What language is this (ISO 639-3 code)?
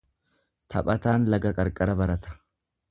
orm